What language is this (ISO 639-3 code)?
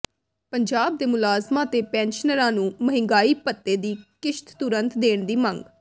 pan